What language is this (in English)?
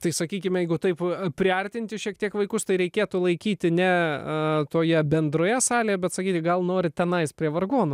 Lithuanian